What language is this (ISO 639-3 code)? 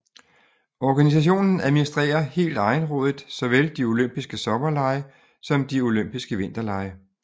dan